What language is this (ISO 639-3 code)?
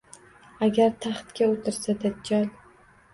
uzb